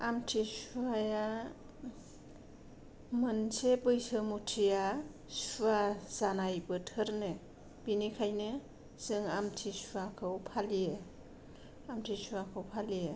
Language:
Bodo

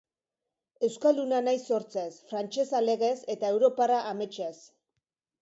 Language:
Basque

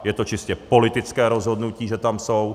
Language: Czech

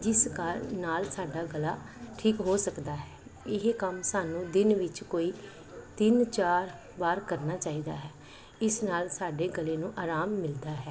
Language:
Punjabi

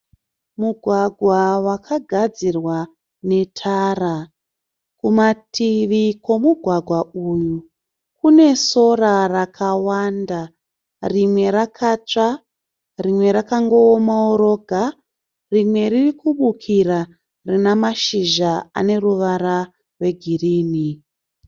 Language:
Shona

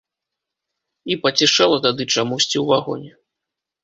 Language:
Belarusian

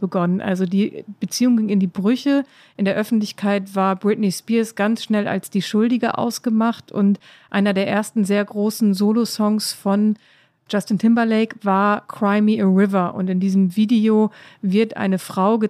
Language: German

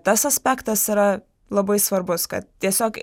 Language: Lithuanian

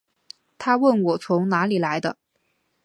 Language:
Chinese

